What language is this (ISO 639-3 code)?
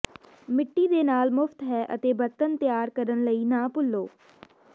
pan